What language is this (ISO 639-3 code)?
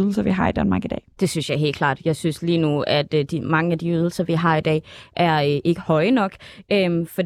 dan